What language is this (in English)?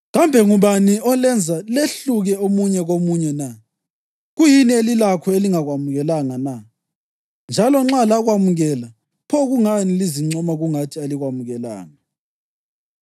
North Ndebele